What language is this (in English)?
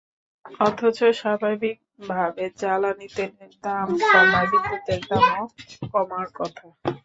Bangla